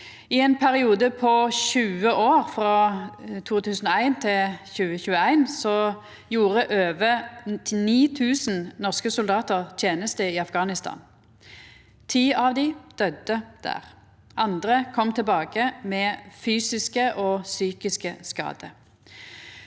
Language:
Norwegian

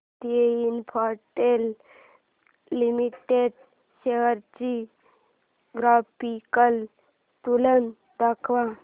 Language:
Marathi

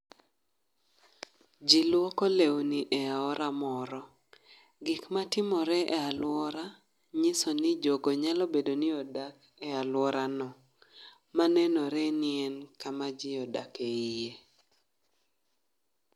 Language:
Luo (Kenya and Tanzania)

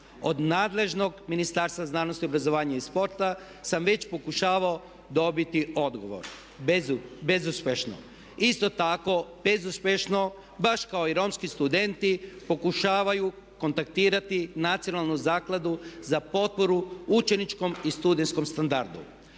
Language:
Croatian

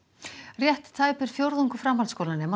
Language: Icelandic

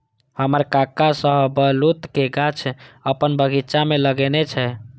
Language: Maithili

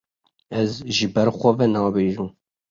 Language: Kurdish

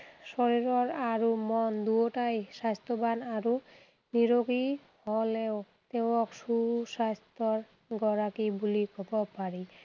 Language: Assamese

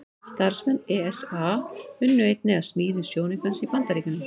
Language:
Icelandic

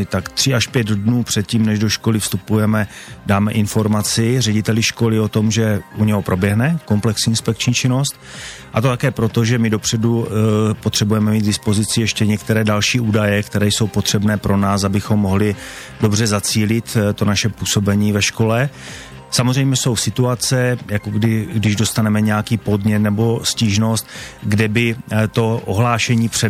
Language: Czech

